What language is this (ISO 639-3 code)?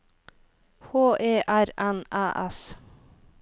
nor